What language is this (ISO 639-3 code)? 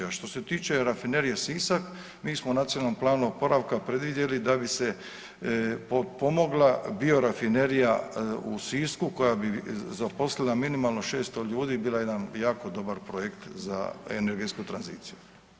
hrv